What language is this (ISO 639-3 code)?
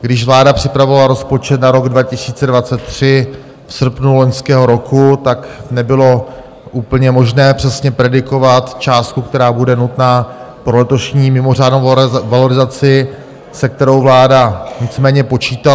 ces